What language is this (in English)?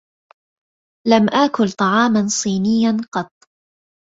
Arabic